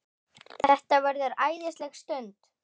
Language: Icelandic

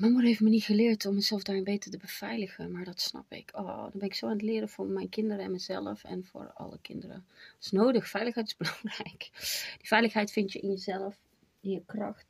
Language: Dutch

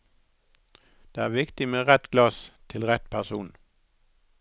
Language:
Norwegian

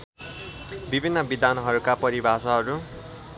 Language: Nepali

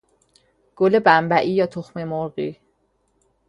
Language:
Persian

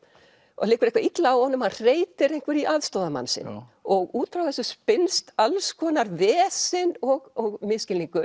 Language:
Icelandic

